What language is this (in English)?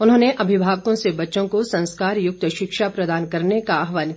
Hindi